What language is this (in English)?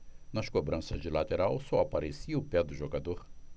Portuguese